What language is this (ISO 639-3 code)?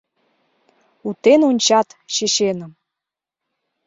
chm